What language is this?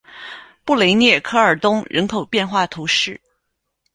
Chinese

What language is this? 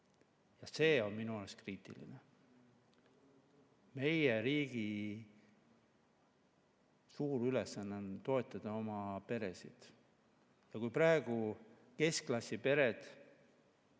Estonian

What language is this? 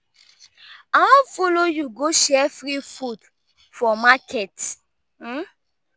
Nigerian Pidgin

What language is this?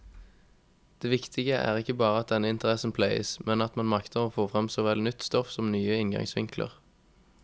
Norwegian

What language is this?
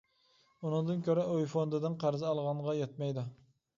Uyghur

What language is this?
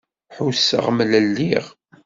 Kabyle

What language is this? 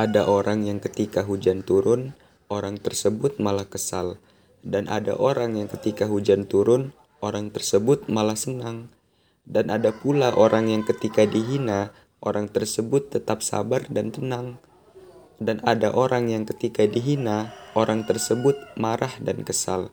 Indonesian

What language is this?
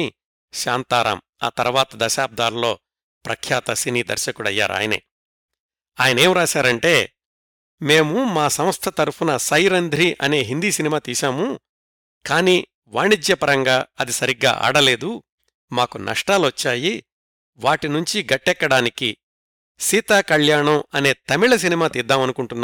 Telugu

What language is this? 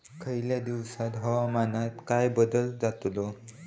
Marathi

